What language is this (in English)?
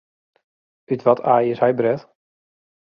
Western Frisian